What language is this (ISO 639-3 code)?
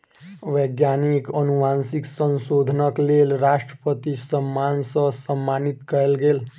mai